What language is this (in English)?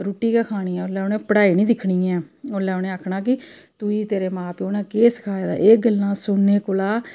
Dogri